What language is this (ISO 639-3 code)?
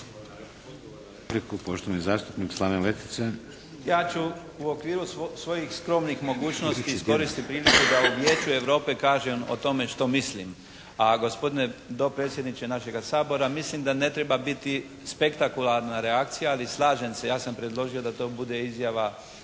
hrv